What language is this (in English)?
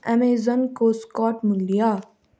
Nepali